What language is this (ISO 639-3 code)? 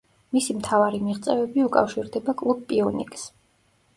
kat